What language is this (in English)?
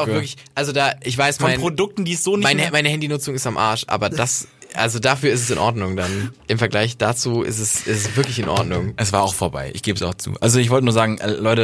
German